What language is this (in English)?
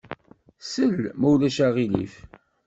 Kabyle